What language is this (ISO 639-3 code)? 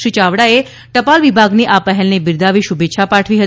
guj